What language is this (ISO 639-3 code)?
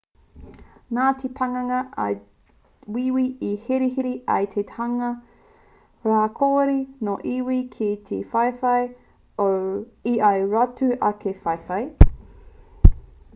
mri